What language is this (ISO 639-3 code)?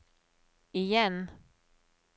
nor